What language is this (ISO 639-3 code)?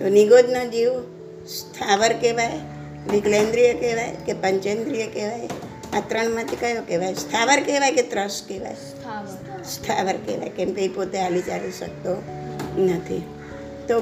guj